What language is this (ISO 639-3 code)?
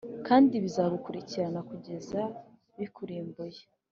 kin